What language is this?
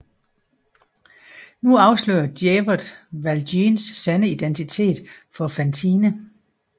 Danish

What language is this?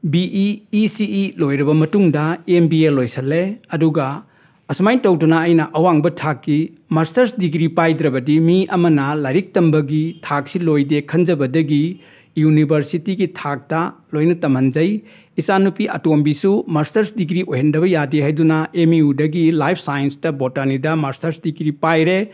Manipuri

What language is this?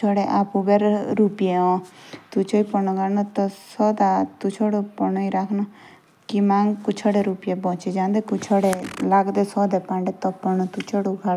Jaunsari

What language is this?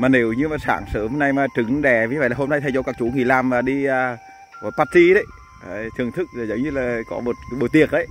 Vietnamese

